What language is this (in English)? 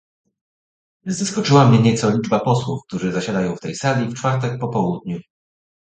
Polish